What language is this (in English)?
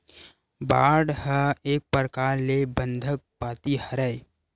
Chhattisgarhi